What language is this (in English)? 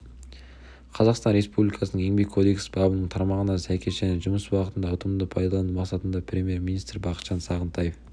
Kazakh